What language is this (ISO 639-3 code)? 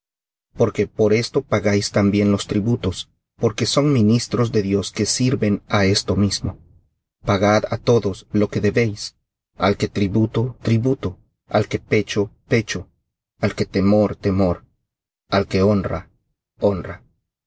spa